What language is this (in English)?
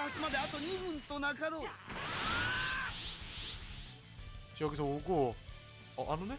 Korean